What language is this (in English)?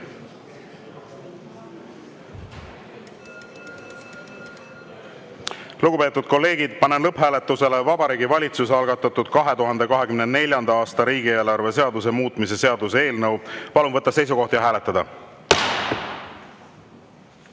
Estonian